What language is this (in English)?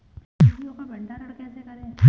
Hindi